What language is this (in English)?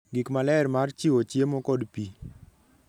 Luo (Kenya and Tanzania)